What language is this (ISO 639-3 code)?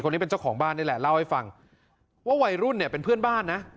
tha